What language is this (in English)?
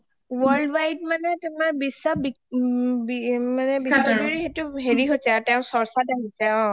Assamese